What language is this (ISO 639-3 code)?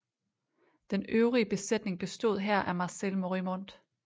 dan